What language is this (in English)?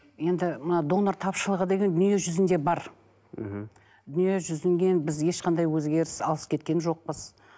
Kazakh